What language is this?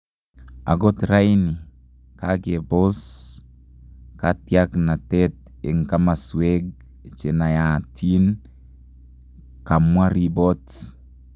Kalenjin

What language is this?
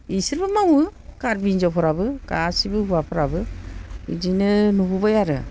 Bodo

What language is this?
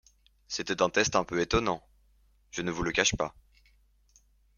French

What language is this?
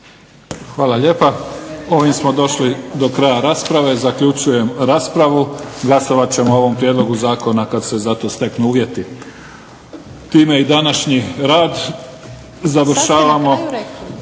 Croatian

